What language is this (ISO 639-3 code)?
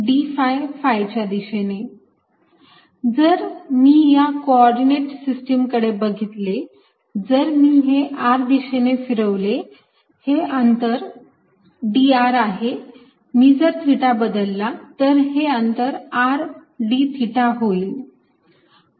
mar